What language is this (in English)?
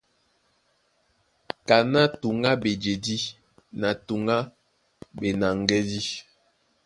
Duala